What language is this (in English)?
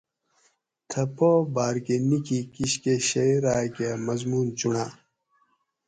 Gawri